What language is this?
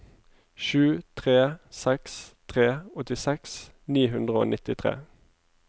Norwegian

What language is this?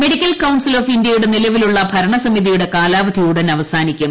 Malayalam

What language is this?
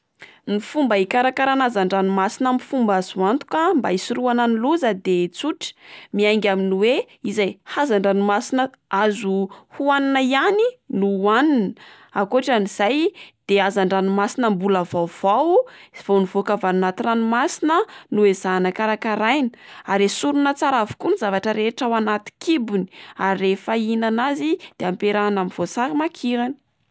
Malagasy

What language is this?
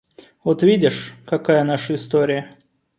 Russian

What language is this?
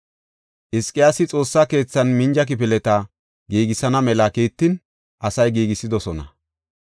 Gofa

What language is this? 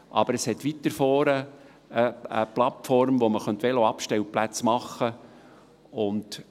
Swiss German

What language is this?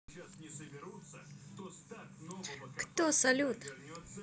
Russian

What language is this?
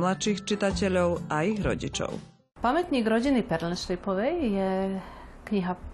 Slovak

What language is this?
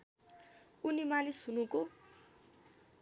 Nepali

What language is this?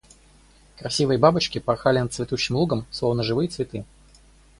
Russian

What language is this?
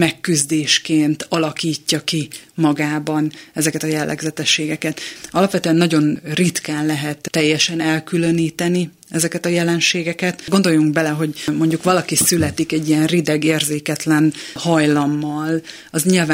Hungarian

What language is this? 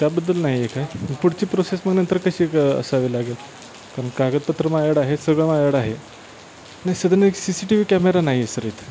Marathi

